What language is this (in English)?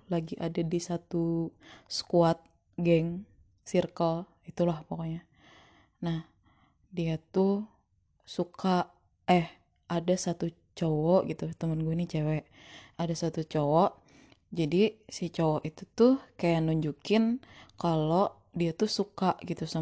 Indonesian